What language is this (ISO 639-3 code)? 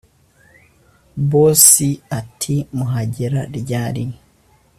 kin